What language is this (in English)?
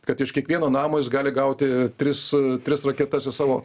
Lithuanian